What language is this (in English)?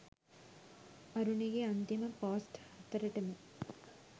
Sinhala